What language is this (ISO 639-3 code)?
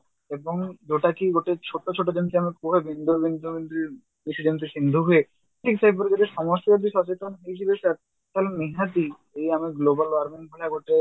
ori